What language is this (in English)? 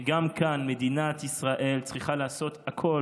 Hebrew